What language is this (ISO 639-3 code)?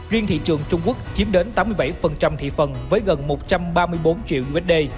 vie